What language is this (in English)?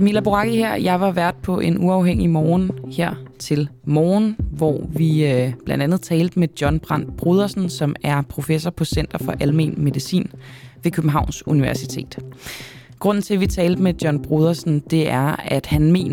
Danish